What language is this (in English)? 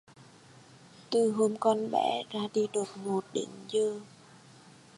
Vietnamese